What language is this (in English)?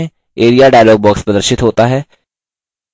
Hindi